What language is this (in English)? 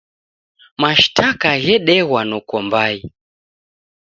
Taita